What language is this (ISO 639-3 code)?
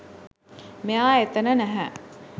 sin